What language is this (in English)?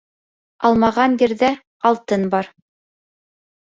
Bashkir